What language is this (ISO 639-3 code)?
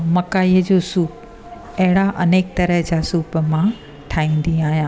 snd